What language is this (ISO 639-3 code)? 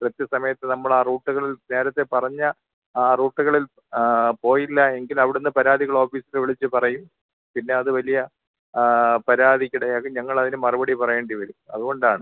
mal